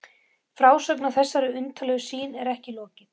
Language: Icelandic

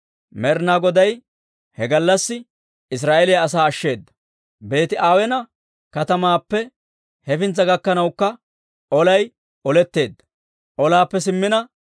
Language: Dawro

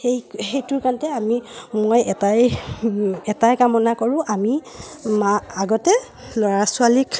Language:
Assamese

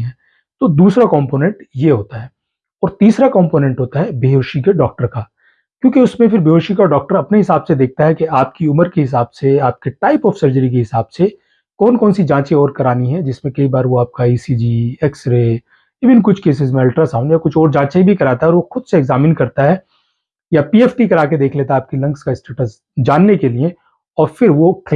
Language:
Hindi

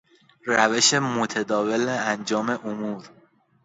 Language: Persian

